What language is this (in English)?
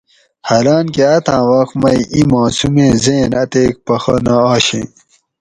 Gawri